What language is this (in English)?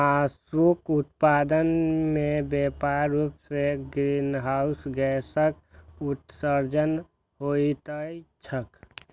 Maithili